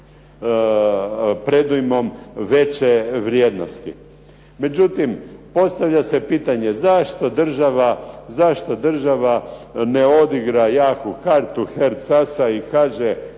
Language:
Croatian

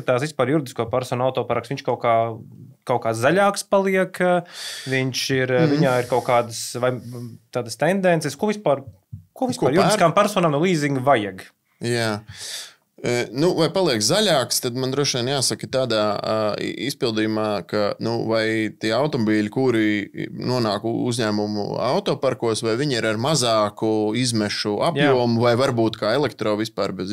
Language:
Latvian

